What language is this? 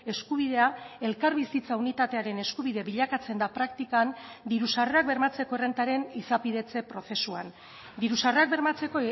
Basque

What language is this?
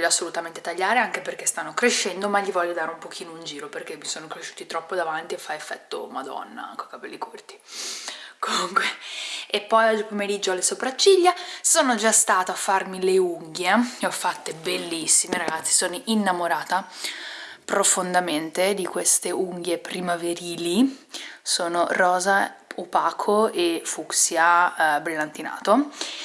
Italian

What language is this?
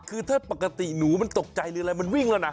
Thai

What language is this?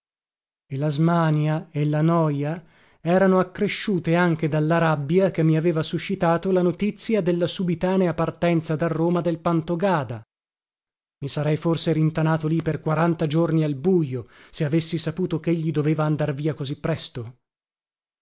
Italian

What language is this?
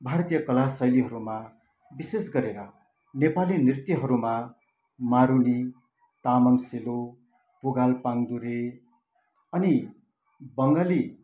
Nepali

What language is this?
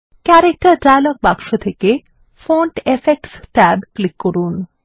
Bangla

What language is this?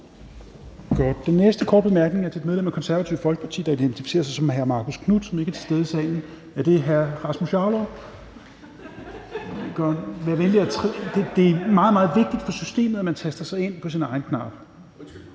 Danish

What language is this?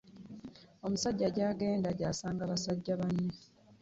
Ganda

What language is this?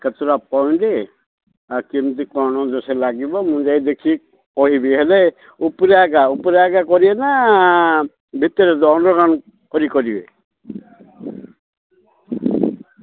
Odia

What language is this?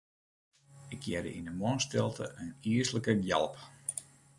Western Frisian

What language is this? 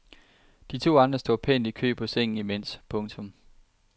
Danish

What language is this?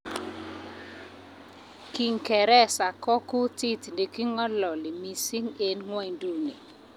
Kalenjin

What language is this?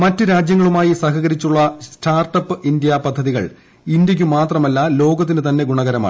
Malayalam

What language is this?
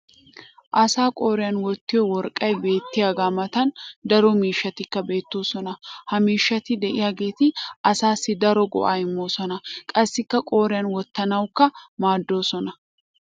Wolaytta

